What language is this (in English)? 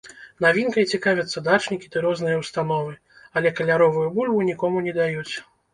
Belarusian